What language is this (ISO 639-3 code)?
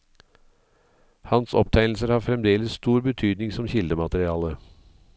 nor